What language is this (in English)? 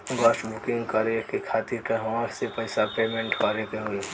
Bhojpuri